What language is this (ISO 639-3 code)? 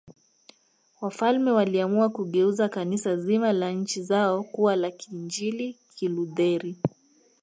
swa